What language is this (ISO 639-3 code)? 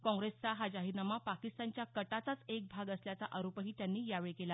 mar